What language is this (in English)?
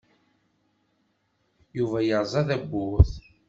Kabyle